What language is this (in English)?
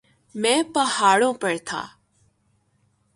Urdu